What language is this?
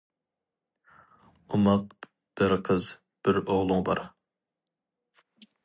Uyghur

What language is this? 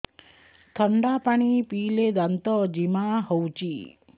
Odia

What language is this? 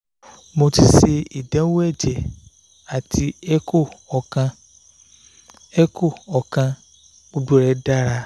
Yoruba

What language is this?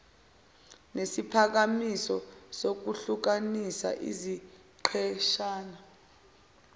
Zulu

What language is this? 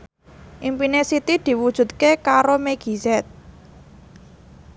Javanese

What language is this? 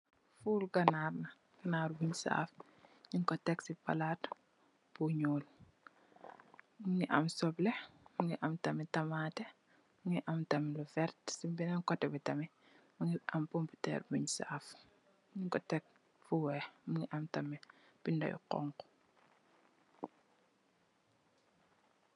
Wolof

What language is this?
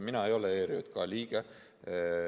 Estonian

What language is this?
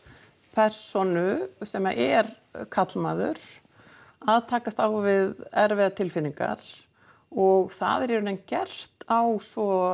Icelandic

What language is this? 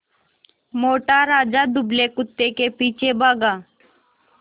Hindi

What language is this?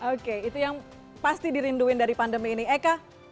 Indonesian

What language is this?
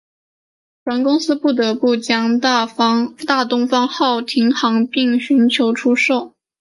Chinese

